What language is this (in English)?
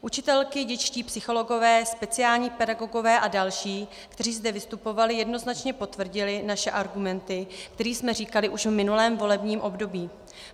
Czech